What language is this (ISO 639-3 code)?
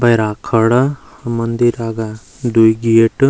gbm